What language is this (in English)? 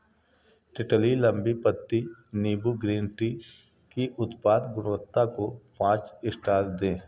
Hindi